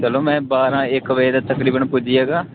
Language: Dogri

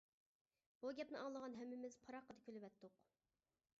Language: Uyghur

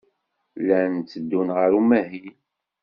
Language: Kabyle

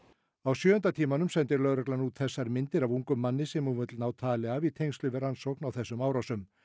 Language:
Icelandic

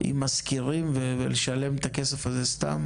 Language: Hebrew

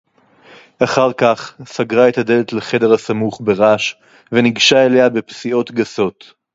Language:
Hebrew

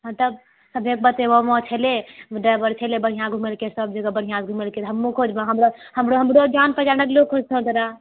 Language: Maithili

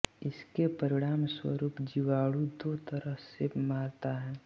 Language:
Hindi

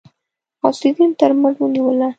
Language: Pashto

